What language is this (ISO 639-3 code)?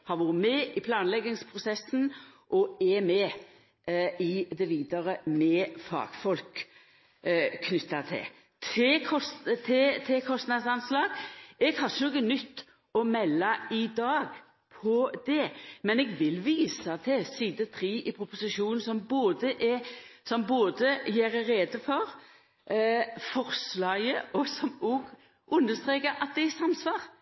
nno